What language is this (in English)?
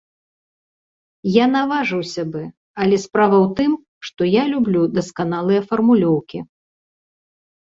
Belarusian